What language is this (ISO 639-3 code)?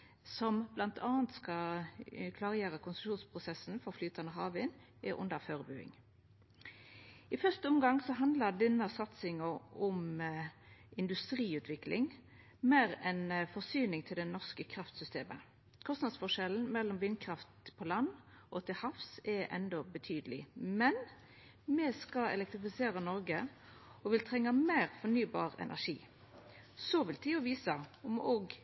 nno